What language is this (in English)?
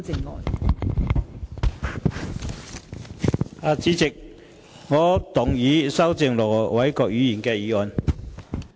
Cantonese